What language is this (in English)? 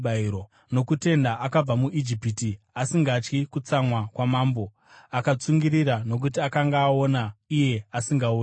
Shona